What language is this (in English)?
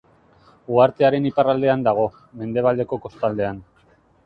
Basque